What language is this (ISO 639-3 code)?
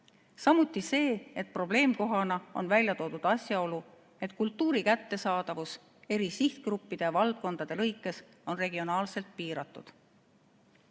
est